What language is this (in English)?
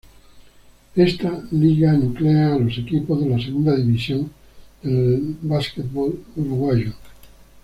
Spanish